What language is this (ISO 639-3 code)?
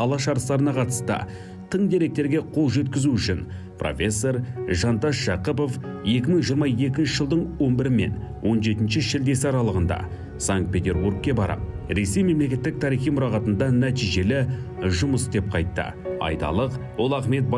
tur